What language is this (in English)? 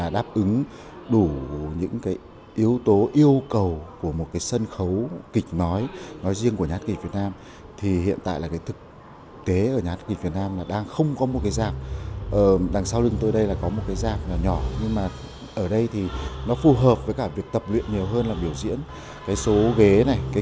Vietnamese